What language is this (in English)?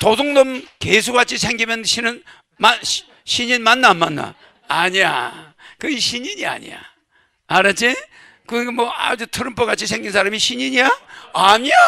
Korean